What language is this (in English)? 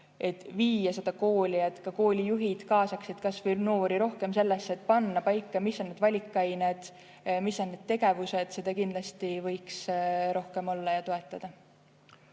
Estonian